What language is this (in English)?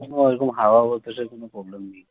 Bangla